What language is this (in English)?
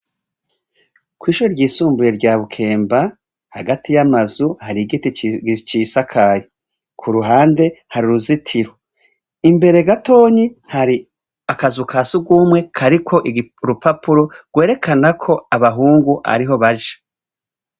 Rundi